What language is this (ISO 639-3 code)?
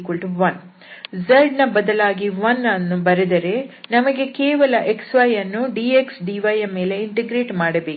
kan